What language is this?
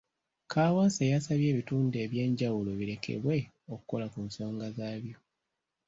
Ganda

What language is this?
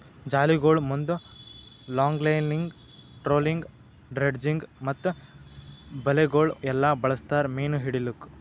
Kannada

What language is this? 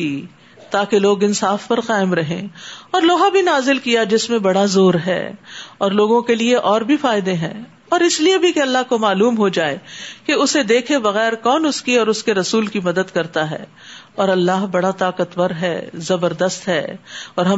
Urdu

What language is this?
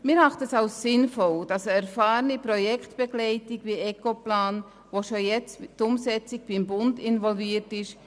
Swiss German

